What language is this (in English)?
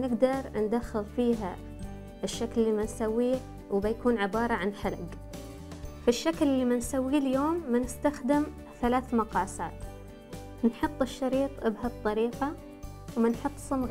Arabic